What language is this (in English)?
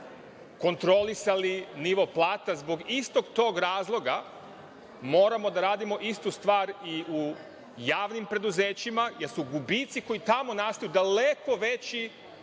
Serbian